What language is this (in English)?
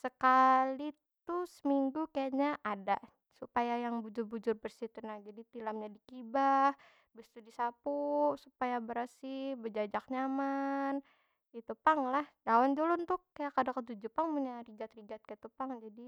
Banjar